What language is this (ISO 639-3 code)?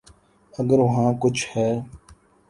urd